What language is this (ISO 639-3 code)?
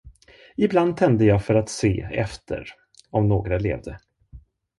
swe